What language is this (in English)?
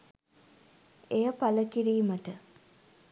Sinhala